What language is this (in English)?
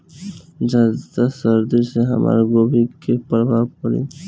Bhojpuri